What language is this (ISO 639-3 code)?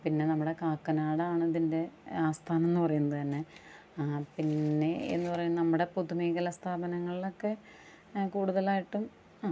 mal